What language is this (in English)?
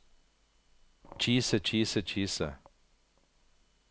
Norwegian